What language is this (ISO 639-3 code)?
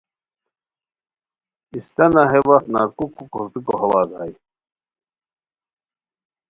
khw